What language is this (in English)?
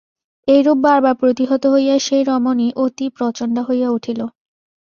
Bangla